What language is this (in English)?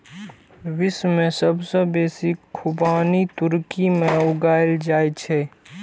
Maithili